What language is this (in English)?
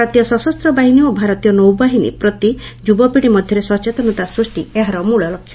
Odia